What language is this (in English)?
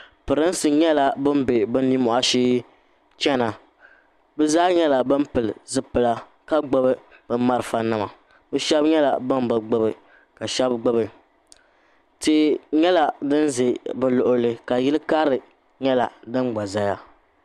Dagbani